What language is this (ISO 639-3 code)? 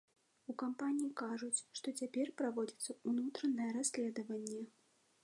bel